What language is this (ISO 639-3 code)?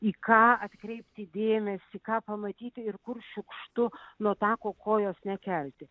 lit